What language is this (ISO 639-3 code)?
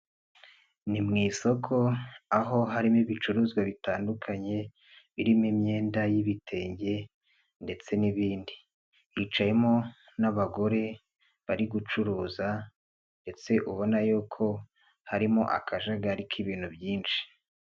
kin